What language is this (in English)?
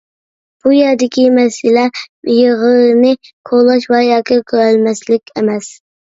Uyghur